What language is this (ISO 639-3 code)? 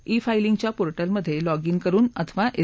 mar